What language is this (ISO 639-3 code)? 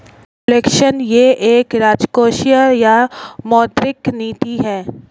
hin